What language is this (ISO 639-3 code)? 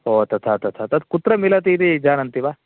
san